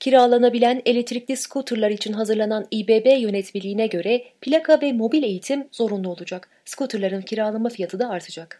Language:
Turkish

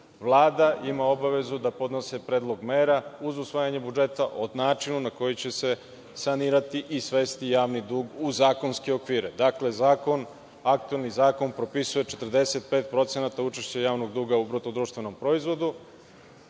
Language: Serbian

